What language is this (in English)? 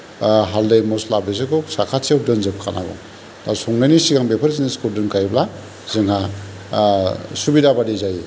Bodo